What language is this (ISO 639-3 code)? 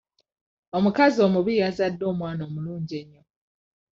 lug